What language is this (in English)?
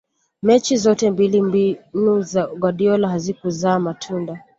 Swahili